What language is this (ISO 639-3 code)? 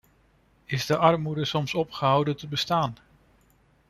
nld